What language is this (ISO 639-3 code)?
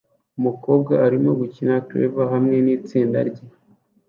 kin